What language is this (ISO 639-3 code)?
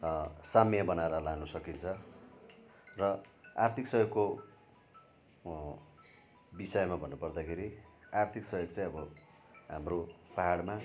nep